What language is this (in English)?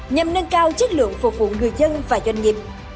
Vietnamese